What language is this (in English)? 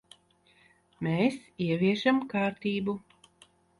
Latvian